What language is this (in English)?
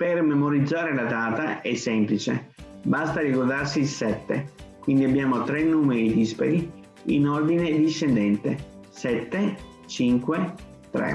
Italian